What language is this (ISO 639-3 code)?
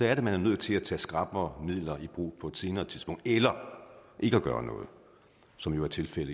dan